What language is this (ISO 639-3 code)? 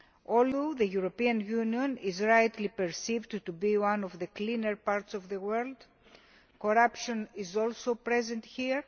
eng